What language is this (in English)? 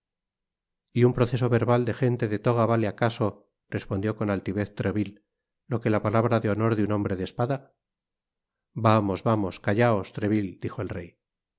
Spanish